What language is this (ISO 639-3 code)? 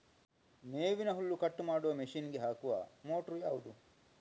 kan